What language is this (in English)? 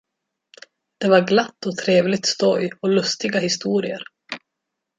Swedish